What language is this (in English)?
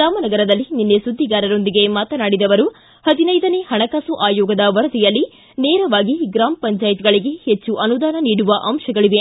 Kannada